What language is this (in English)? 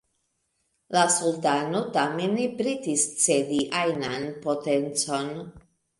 Esperanto